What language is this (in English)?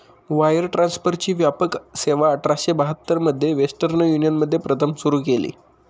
Marathi